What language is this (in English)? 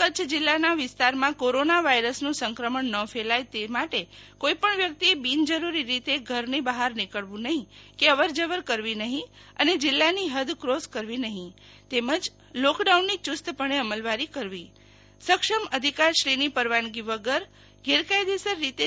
Gujarati